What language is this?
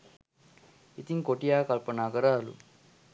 Sinhala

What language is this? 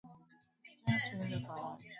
Swahili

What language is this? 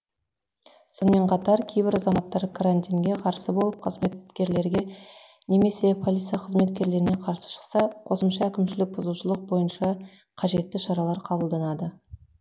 Kazakh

